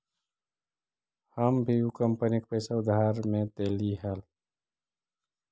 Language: Magahi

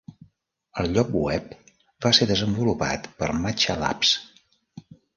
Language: Catalan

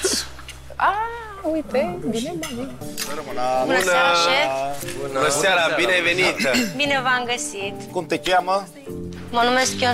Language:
Romanian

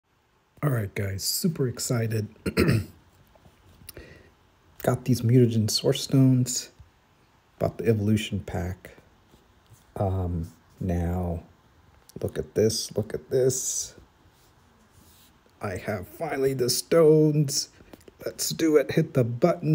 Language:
English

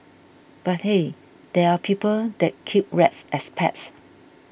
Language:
English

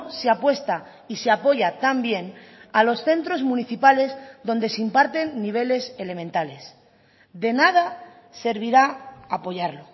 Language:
Spanish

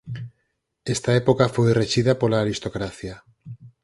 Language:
Galician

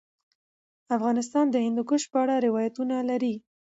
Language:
Pashto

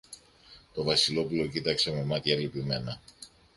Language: Greek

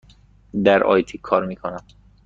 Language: Persian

